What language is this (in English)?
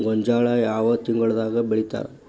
Kannada